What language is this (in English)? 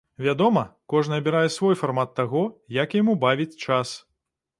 Belarusian